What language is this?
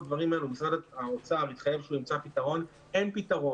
Hebrew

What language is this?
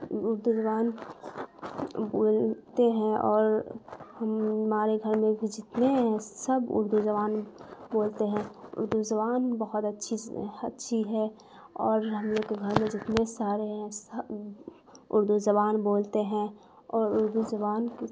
Urdu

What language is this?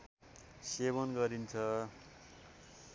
Nepali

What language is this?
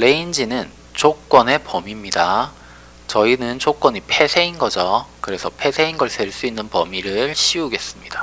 Korean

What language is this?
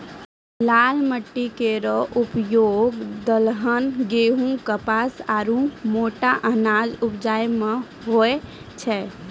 Maithili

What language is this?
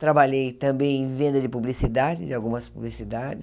Portuguese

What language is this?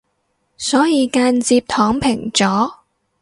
Cantonese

